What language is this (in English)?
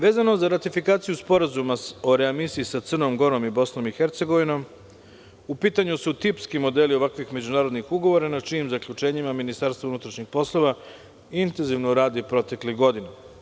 Serbian